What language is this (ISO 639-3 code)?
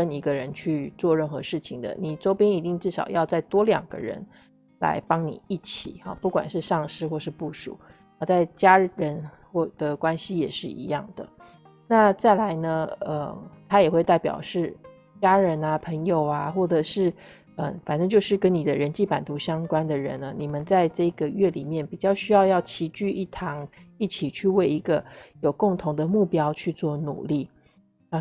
zho